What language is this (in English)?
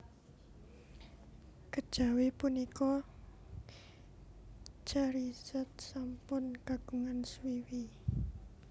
Javanese